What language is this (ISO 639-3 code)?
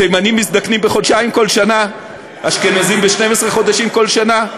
heb